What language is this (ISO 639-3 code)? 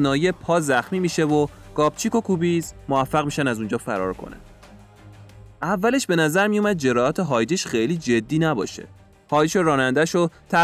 fas